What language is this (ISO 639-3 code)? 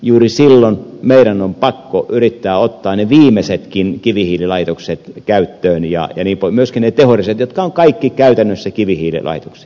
fin